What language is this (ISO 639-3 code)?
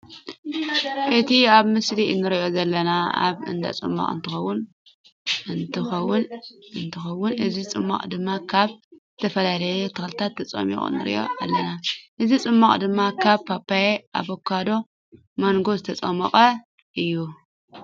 tir